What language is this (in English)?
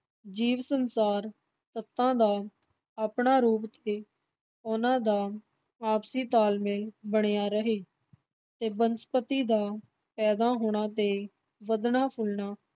Punjabi